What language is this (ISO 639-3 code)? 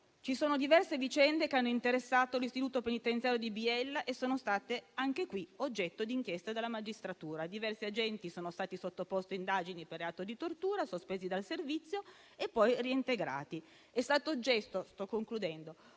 ita